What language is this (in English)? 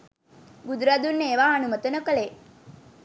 Sinhala